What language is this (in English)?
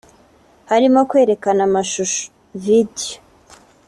Kinyarwanda